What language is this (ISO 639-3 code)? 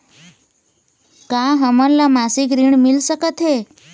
hne